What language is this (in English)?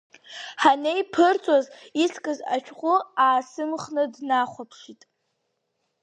Abkhazian